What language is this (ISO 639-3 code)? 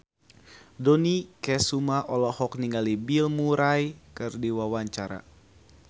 sun